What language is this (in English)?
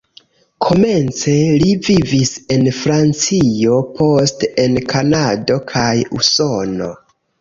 Esperanto